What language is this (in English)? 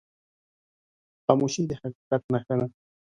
Pashto